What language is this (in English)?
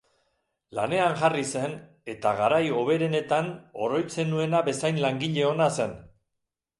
Basque